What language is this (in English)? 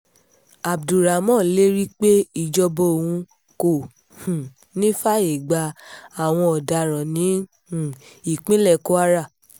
Yoruba